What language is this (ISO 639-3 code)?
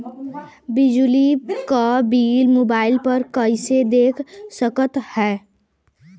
bho